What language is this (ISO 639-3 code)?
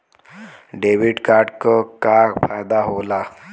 bho